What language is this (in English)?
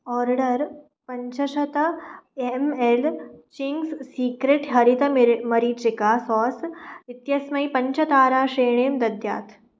Sanskrit